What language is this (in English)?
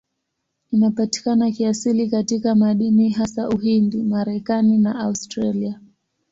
Swahili